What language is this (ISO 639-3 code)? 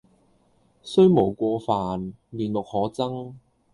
yue